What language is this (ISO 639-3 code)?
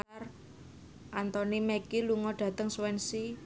jav